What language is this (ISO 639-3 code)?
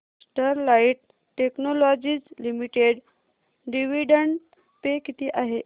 mar